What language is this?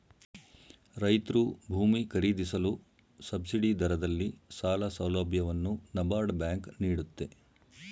Kannada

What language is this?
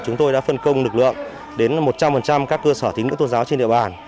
Vietnamese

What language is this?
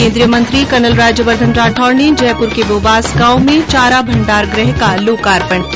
Hindi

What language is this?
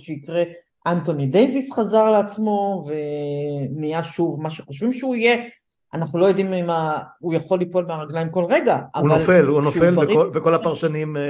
Hebrew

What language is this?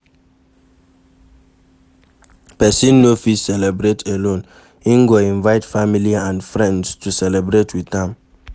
Nigerian Pidgin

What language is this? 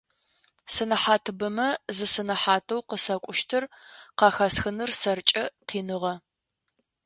Adyghe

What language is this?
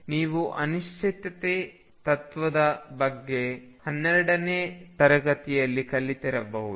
Kannada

